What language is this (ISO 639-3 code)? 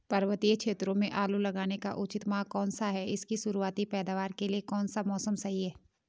hin